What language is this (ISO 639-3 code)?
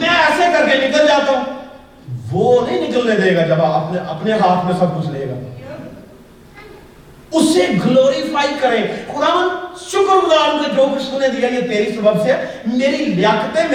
urd